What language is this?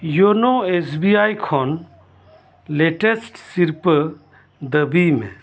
Santali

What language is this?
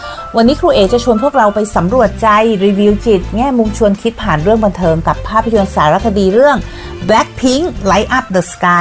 Thai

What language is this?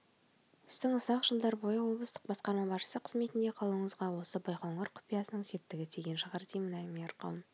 Kazakh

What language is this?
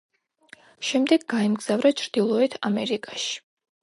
Georgian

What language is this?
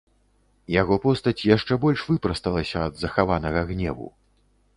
Belarusian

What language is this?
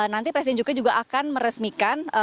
Indonesian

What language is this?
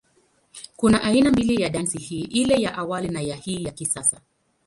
Swahili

